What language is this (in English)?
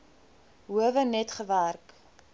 Afrikaans